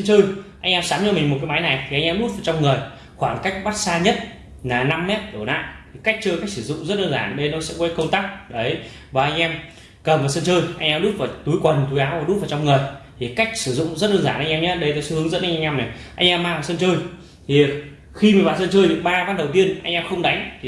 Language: Vietnamese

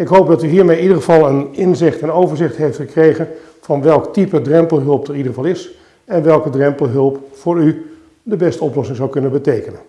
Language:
Dutch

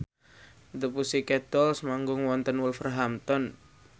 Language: Javanese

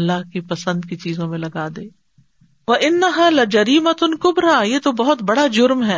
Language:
Urdu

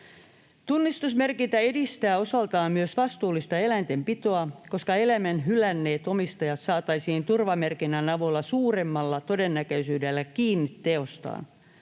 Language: Finnish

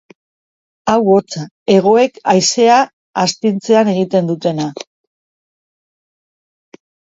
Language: Basque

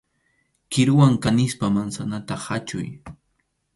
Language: Arequipa-La Unión Quechua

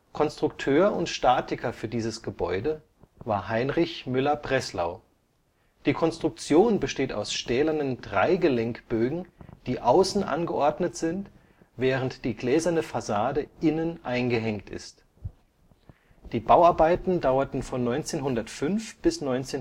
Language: German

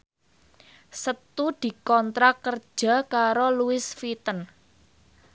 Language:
Javanese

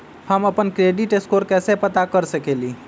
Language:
Magahi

